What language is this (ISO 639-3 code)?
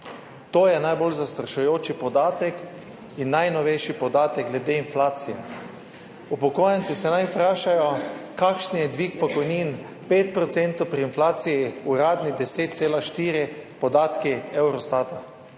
slv